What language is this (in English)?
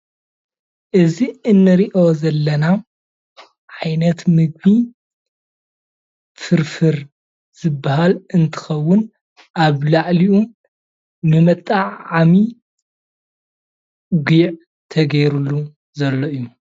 Tigrinya